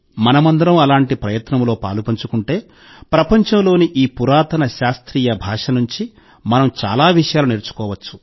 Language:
Telugu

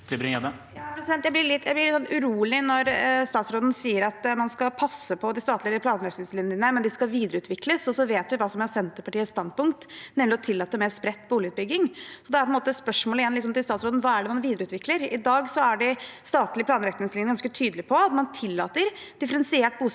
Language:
Norwegian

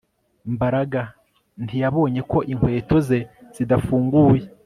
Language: Kinyarwanda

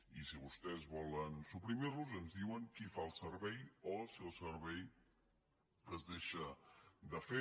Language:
Catalan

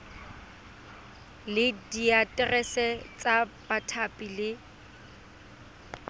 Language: Tswana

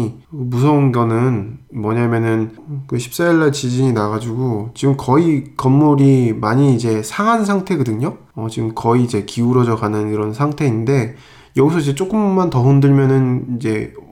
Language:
Korean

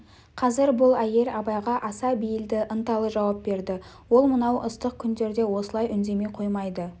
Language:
Kazakh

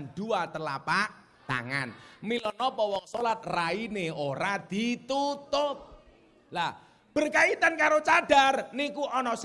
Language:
Indonesian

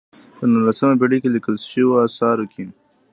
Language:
Pashto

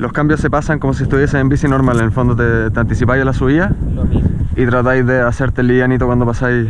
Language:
Spanish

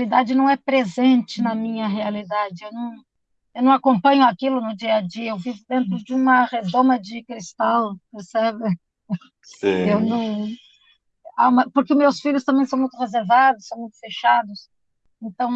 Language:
Portuguese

